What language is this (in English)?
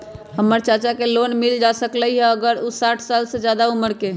Magahi